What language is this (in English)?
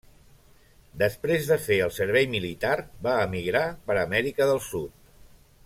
Catalan